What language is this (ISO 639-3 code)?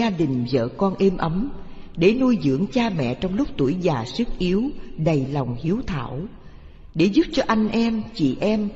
vie